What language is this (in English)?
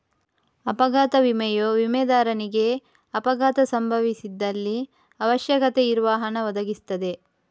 Kannada